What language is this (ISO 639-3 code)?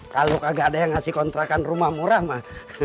ind